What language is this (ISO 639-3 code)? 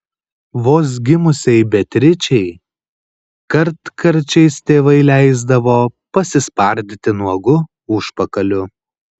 lit